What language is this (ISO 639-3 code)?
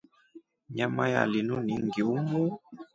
rof